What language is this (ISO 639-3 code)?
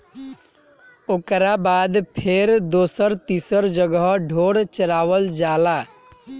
bho